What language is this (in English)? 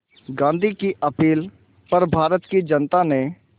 Hindi